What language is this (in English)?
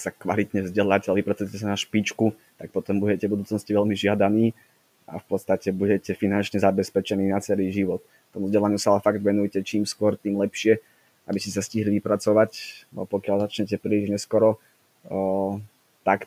Slovak